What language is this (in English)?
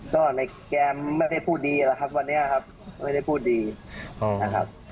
Thai